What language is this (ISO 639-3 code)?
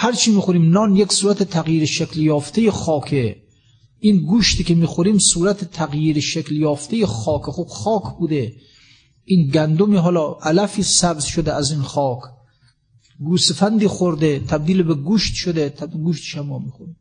fas